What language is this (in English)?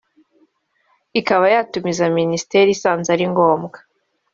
Kinyarwanda